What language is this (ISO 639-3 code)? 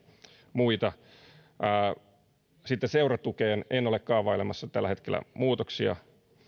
fin